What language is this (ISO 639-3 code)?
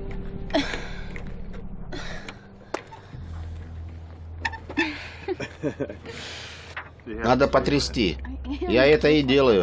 rus